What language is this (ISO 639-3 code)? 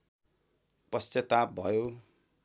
nep